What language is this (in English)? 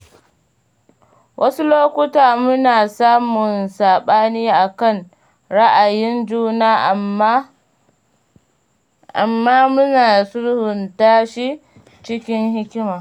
Hausa